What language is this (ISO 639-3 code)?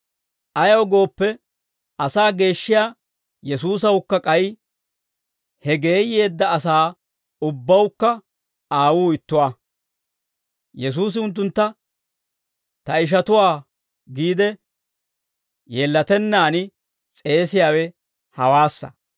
dwr